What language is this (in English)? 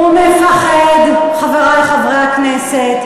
Hebrew